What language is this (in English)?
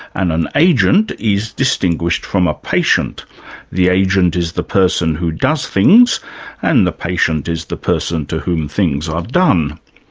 English